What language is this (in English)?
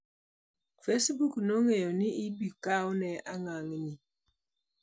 Luo (Kenya and Tanzania)